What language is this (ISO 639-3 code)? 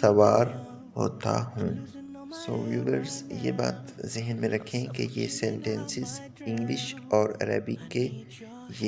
ind